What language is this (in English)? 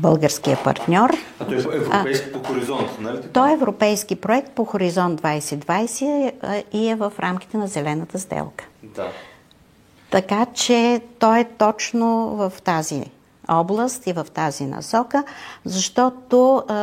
Bulgarian